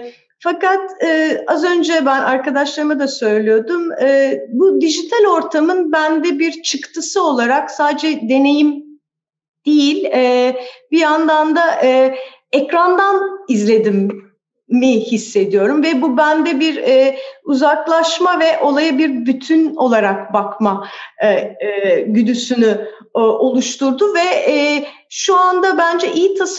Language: Turkish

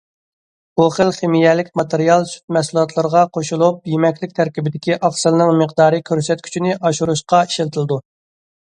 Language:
Uyghur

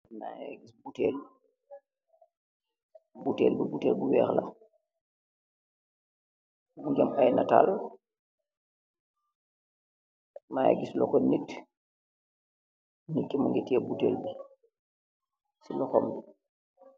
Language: Wolof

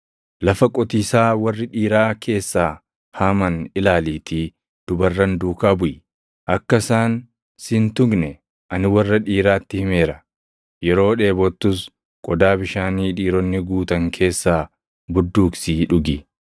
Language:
Oromo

